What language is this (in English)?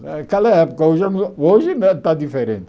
Portuguese